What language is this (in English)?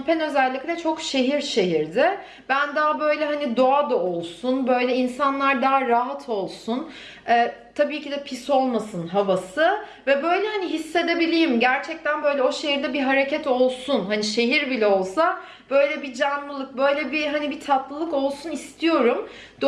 Turkish